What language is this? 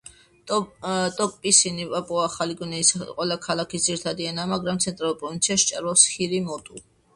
Georgian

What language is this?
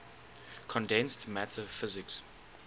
English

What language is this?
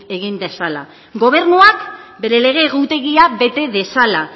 Basque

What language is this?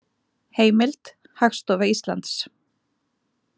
Icelandic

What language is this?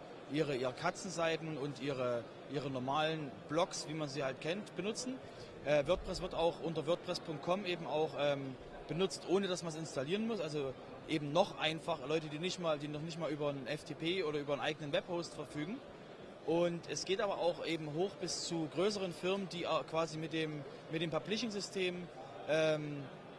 German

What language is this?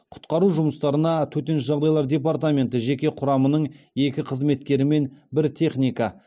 Kazakh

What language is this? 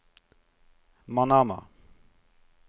Norwegian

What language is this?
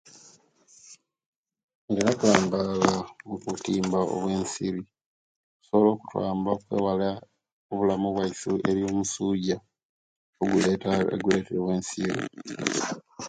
Kenyi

